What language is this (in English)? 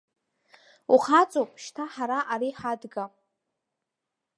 Abkhazian